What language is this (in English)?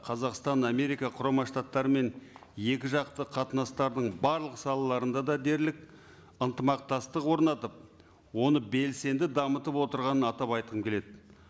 Kazakh